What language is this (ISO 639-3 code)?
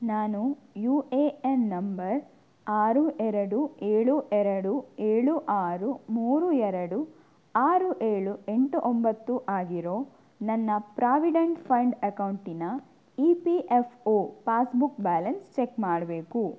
kan